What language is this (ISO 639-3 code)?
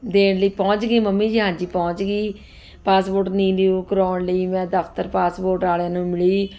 pan